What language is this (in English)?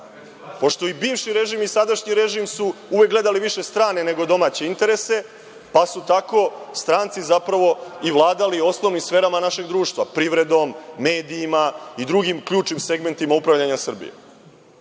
Serbian